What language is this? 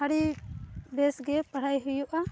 Santali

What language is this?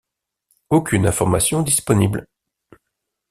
French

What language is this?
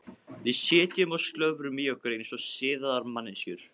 Icelandic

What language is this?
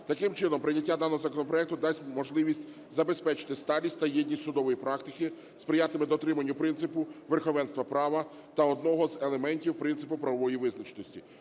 Ukrainian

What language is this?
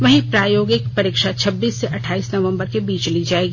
Hindi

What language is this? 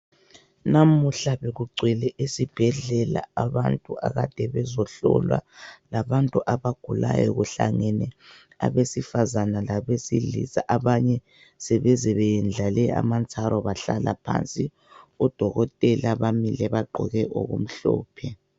North Ndebele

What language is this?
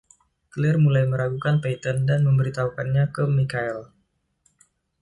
Indonesian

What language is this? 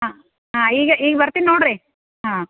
Kannada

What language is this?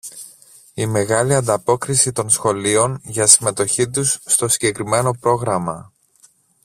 Greek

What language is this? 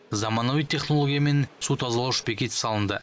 Kazakh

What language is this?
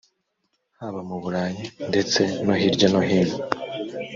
Kinyarwanda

